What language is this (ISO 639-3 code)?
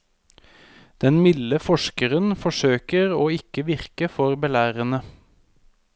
nor